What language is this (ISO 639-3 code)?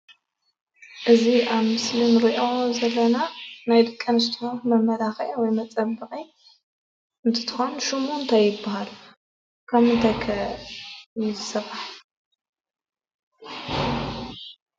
tir